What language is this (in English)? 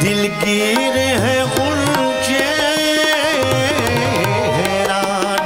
Urdu